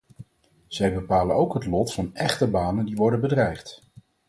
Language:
Dutch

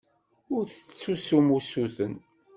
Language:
Kabyle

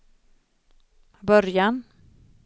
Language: Swedish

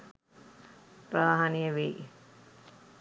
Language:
Sinhala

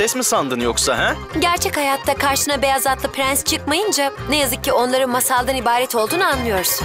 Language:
Turkish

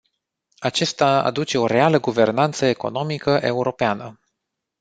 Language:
Romanian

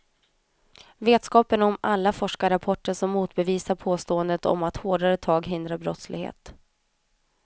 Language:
Swedish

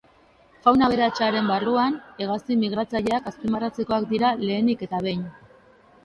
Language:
Basque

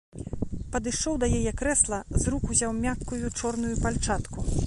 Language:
Belarusian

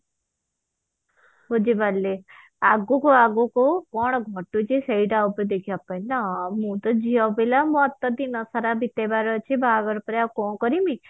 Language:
Odia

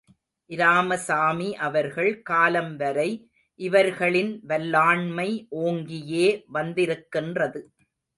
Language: Tamil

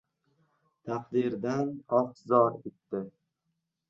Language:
Uzbek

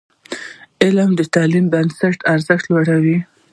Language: Pashto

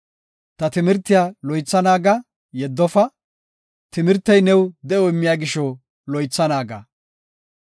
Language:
Gofa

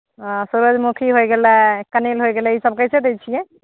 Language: Maithili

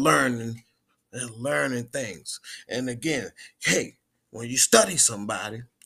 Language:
English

